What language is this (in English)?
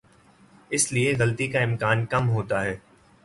Urdu